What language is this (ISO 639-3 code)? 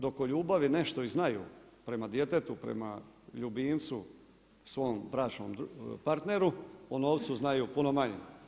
hrv